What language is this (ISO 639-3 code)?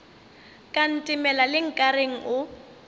nso